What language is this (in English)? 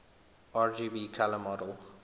English